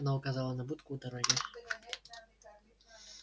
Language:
Russian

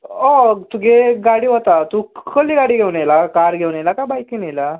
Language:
Konkani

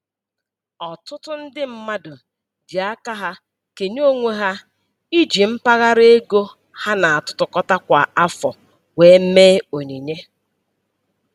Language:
Igbo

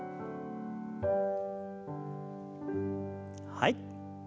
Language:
Japanese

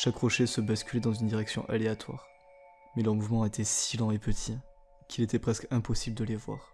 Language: French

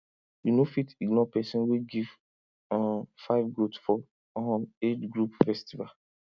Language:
Nigerian Pidgin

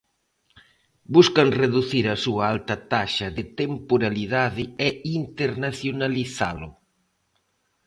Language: Galician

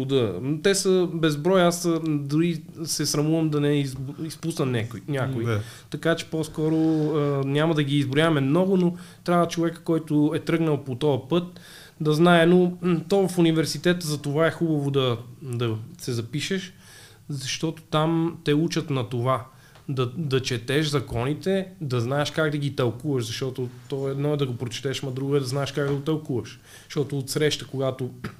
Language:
Bulgarian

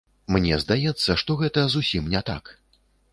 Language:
Belarusian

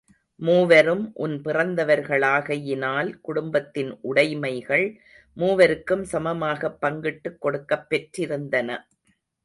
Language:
Tamil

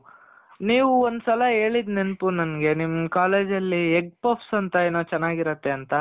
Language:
Kannada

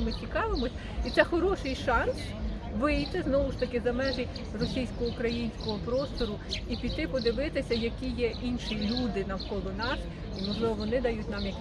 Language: Ukrainian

